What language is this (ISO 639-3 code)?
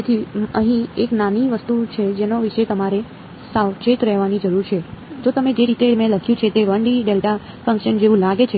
guj